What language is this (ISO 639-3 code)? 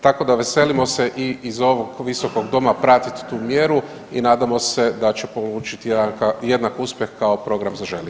hrv